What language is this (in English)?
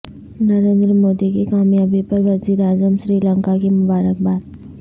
Urdu